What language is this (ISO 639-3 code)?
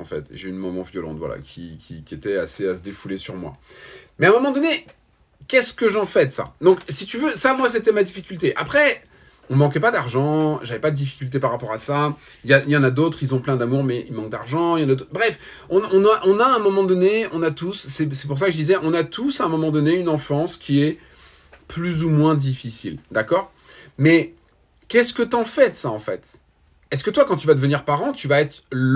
fra